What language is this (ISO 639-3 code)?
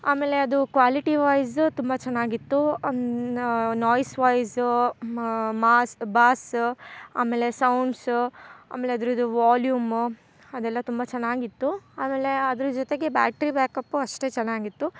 kan